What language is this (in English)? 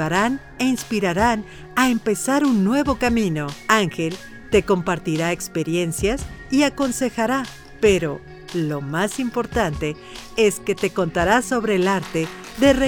Spanish